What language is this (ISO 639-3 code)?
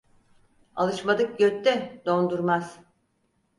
tur